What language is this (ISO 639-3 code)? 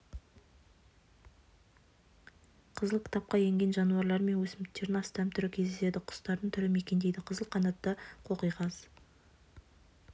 kaz